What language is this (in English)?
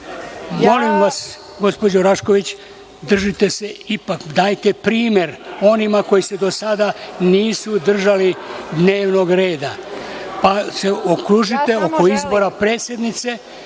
Serbian